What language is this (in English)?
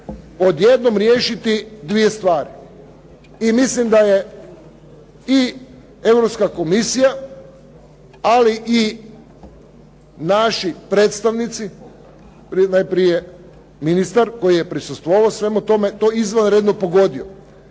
Croatian